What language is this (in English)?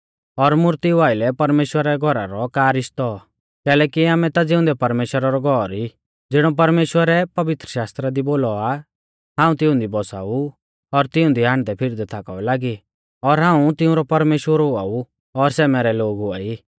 Mahasu Pahari